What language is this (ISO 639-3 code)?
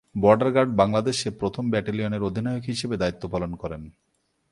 ben